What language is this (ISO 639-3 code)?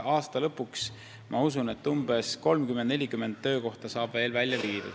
est